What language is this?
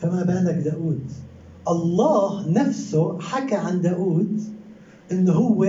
Arabic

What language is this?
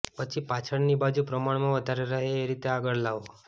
Gujarati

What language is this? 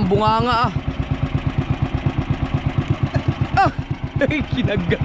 Filipino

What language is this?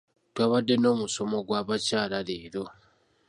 Ganda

